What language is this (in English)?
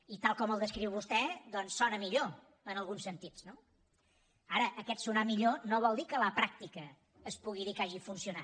Catalan